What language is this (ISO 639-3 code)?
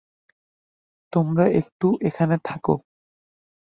ben